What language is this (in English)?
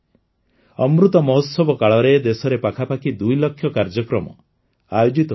Odia